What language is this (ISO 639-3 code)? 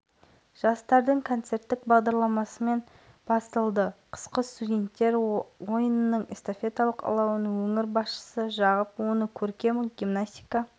kaz